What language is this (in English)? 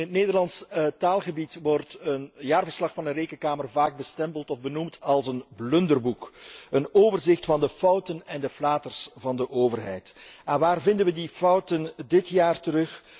Dutch